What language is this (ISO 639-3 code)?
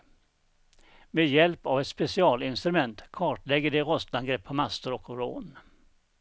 swe